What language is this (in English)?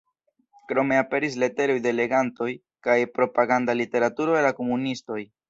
Esperanto